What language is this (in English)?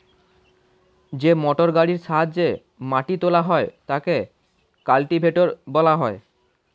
Bangla